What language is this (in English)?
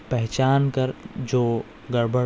Urdu